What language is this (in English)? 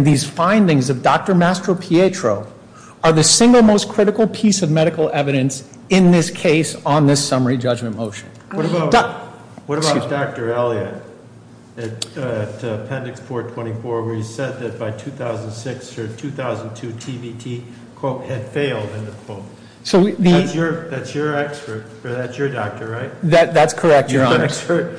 English